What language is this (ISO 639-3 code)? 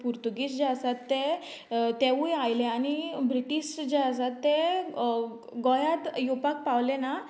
kok